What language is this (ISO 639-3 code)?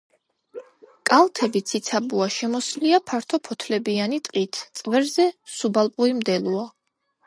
kat